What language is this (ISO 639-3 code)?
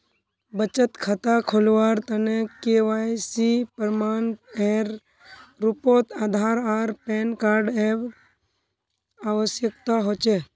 mag